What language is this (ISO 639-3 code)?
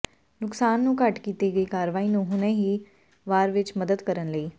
pan